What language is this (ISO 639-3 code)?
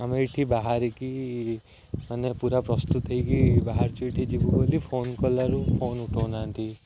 ori